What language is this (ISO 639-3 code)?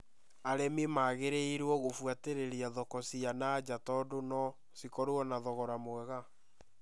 kik